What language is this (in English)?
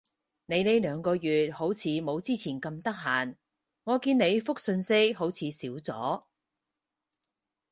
Cantonese